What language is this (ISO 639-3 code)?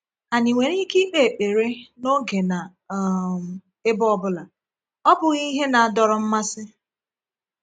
ibo